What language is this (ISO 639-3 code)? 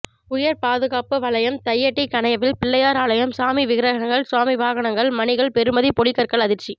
tam